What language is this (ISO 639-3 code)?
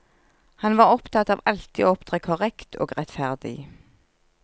nor